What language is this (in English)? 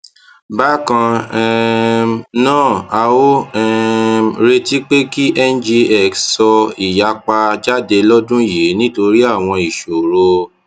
Yoruba